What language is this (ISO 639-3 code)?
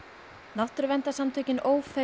isl